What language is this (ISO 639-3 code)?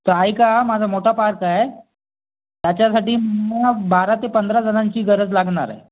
mar